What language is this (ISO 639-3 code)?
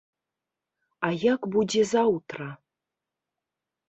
bel